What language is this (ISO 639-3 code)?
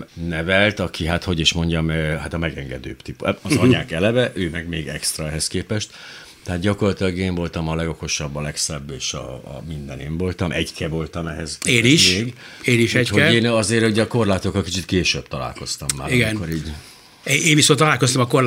hun